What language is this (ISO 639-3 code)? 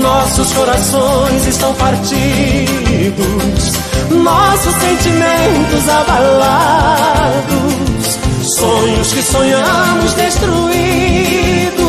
por